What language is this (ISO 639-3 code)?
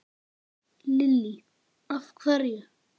isl